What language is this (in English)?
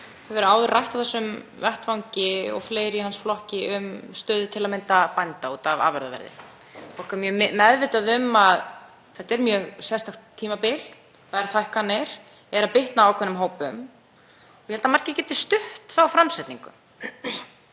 Icelandic